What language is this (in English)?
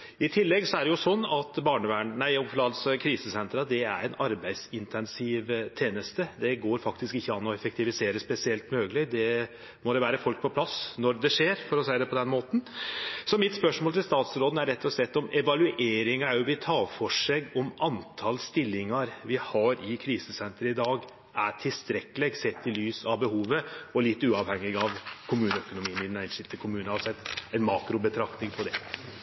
Norwegian